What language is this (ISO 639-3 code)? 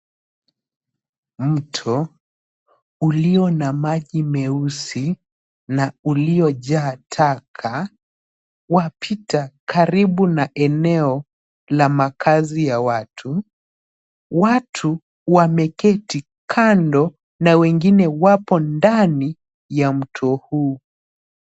swa